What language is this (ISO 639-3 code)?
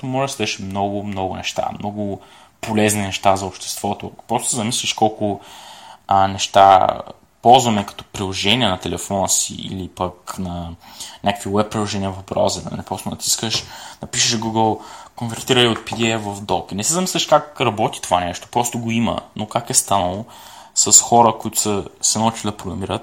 bul